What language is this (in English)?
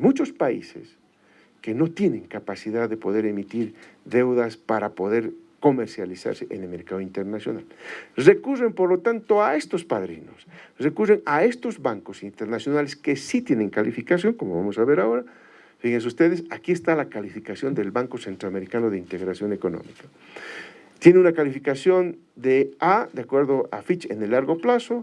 Spanish